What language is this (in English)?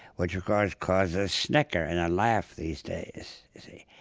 English